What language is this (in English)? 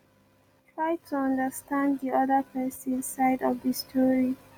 Nigerian Pidgin